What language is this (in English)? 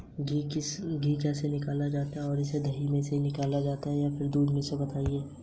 Hindi